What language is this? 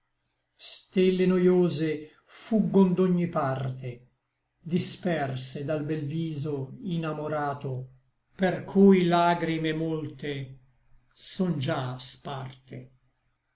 Italian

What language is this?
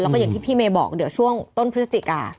Thai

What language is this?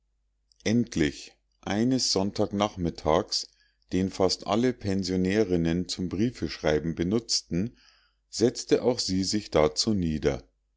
German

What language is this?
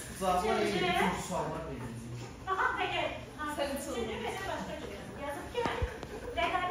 Turkish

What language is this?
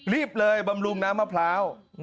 Thai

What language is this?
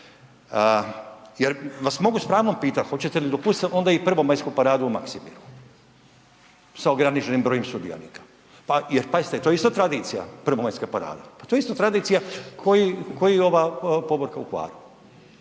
Croatian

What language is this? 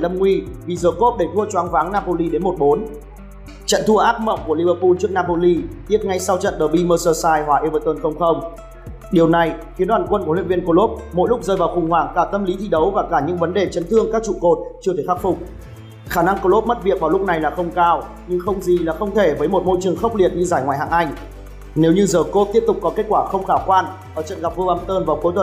Vietnamese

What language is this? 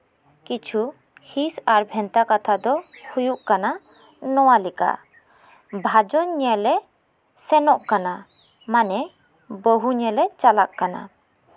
Santali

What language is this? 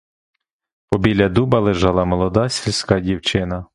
Ukrainian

